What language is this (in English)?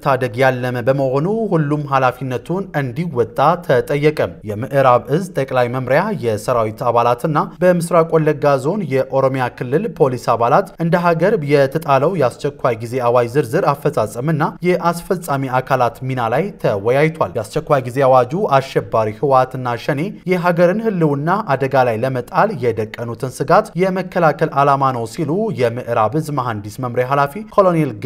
Turkish